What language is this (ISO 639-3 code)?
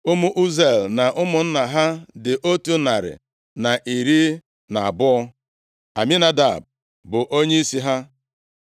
ibo